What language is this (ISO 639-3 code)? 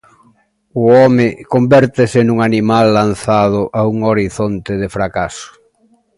glg